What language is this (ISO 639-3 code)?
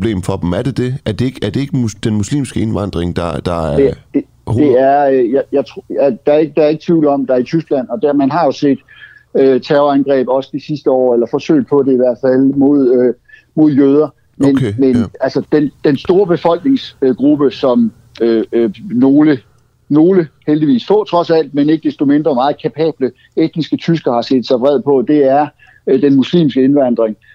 dan